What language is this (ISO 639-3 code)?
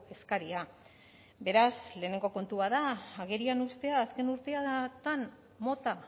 eus